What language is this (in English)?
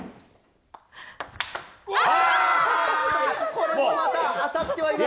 Japanese